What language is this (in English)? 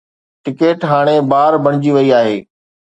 Sindhi